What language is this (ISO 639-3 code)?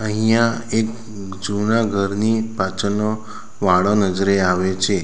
guj